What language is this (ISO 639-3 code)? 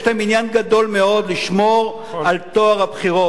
heb